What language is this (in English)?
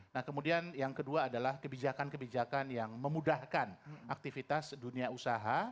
Indonesian